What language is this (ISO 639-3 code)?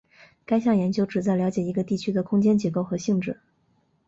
zho